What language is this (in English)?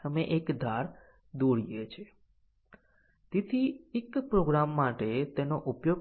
Gujarati